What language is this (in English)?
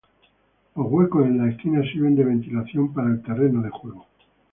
Spanish